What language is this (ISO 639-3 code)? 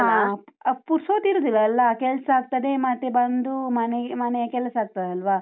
kan